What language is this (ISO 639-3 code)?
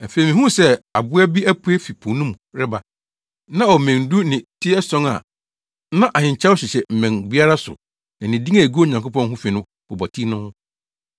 aka